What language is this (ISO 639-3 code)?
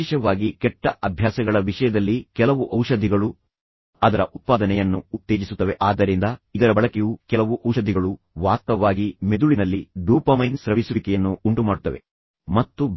kan